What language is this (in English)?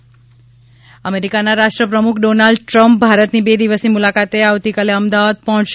Gujarati